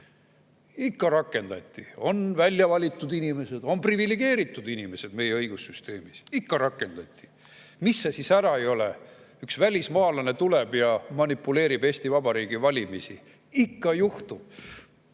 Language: Estonian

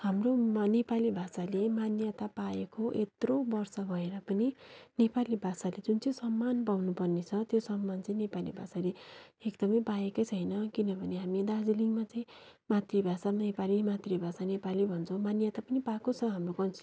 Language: Nepali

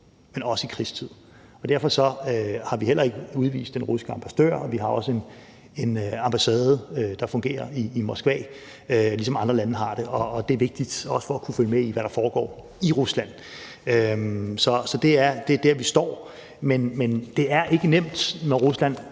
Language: Danish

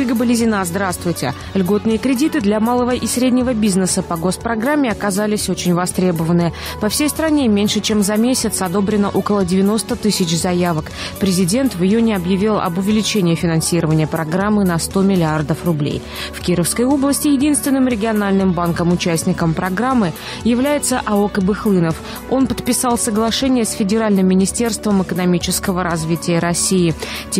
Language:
Russian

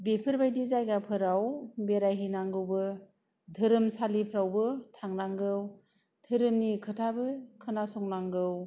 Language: Bodo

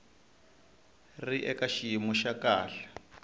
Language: Tsonga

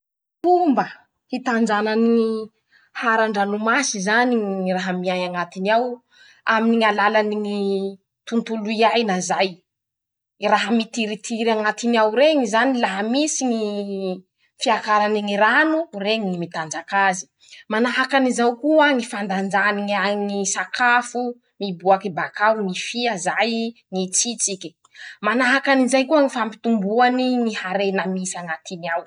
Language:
Masikoro Malagasy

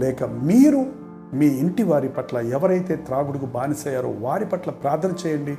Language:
Telugu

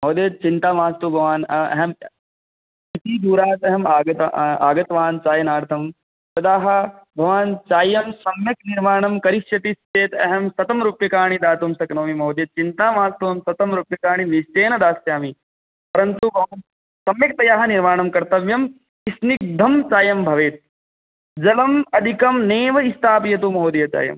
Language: Sanskrit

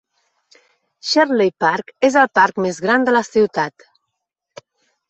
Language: Catalan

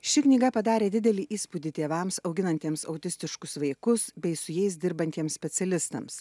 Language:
Lithuanian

